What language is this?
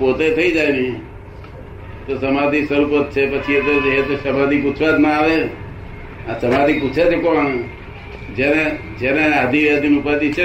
Gujarati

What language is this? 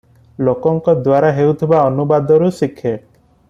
Odia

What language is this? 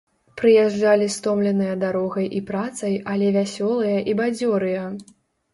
Belarusian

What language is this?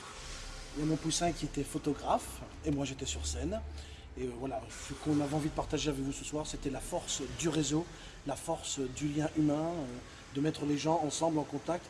French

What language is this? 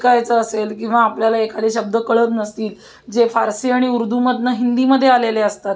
Marathi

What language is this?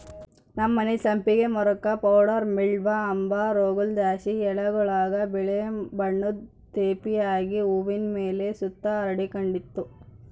Kannada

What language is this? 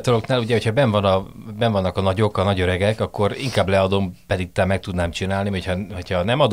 Hungarian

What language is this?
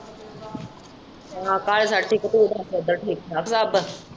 Punjabi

